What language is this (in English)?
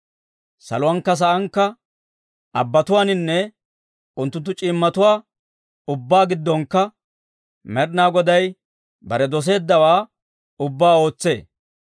Dawro